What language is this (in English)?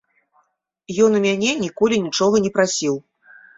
Belarusian